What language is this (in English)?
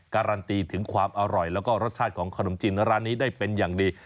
Thai